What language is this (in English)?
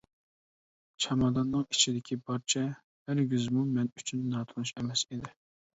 Uyghur